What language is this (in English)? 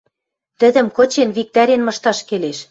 Western Mari